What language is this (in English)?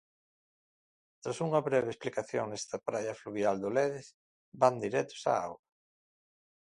Galician